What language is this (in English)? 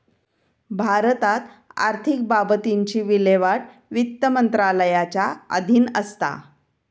Marathi